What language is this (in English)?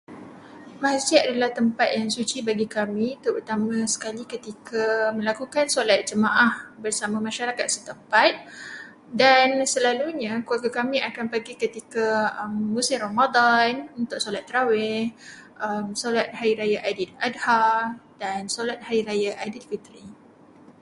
Malay